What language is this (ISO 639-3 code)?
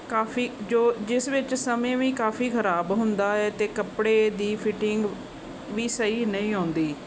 pan